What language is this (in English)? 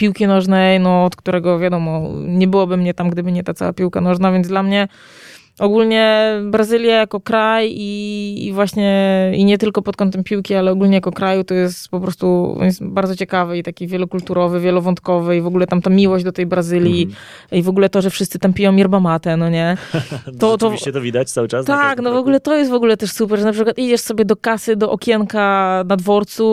Polish